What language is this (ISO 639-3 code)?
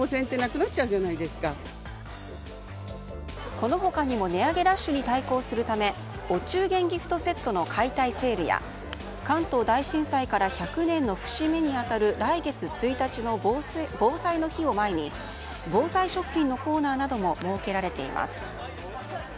jpn